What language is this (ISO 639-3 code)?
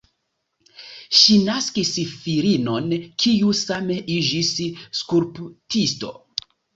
epo